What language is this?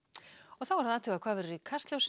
Icelandic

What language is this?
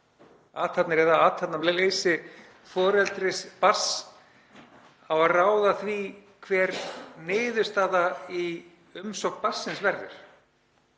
Icelandic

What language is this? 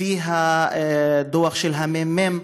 Hebrew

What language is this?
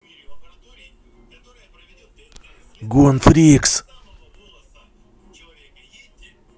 Russian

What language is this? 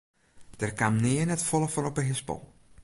Western Frisian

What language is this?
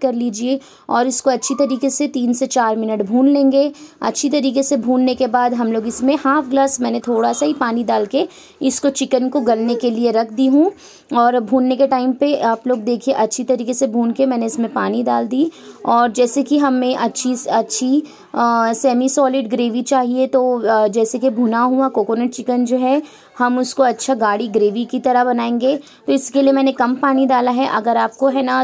Hindi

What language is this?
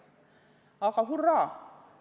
Estonian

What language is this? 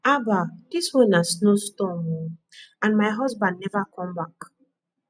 Nigerian Pidgin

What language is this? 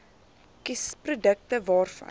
Afrikaans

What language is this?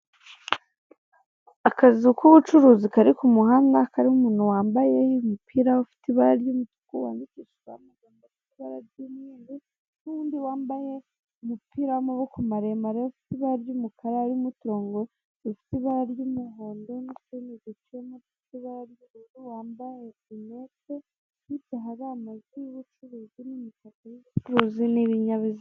Kinyarwanda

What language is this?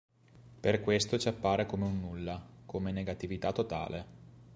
Italian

